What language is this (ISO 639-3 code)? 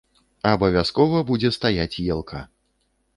bel